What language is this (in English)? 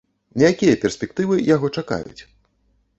Belarusian